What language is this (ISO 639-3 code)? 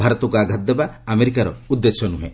ori